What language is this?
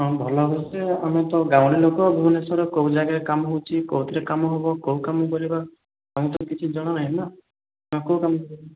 Odia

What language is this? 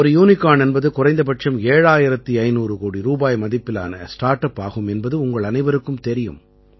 Tamil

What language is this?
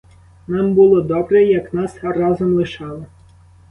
Ukrainian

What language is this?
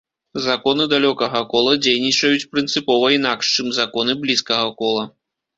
Belarusian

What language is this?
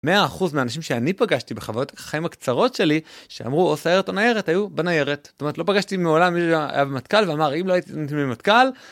Hebrew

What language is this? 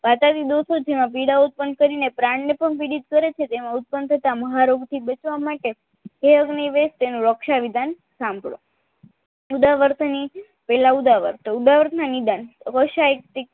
Gujarati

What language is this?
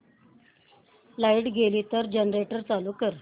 Marathi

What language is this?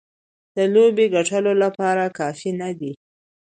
Pashto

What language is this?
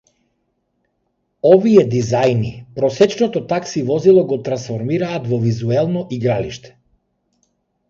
Macedonian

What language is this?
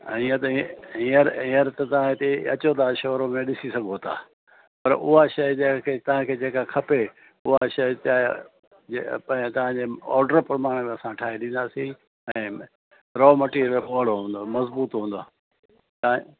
Sindhi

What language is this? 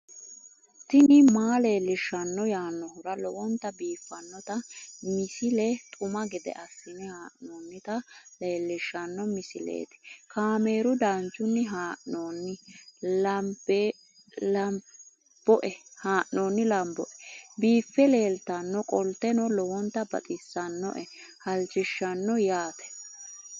Sidamo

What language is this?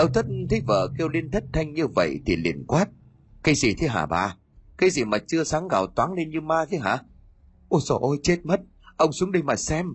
Vietnamese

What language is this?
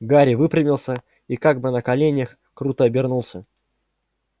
Russian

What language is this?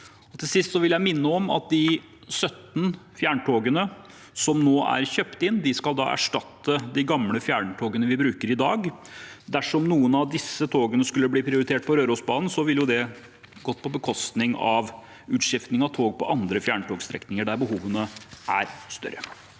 Norwegian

